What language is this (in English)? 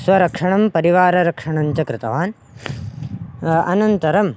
Sanskrit